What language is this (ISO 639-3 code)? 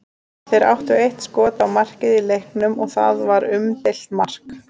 isl